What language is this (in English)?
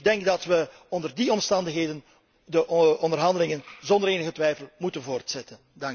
Dutch